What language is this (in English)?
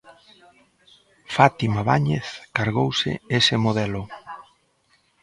Galician